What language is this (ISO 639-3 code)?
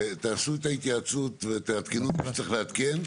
heb